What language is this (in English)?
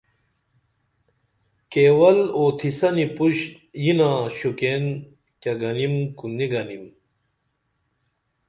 Dameli